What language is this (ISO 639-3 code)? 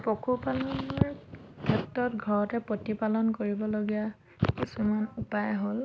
asm